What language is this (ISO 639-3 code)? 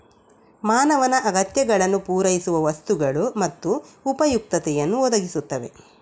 kan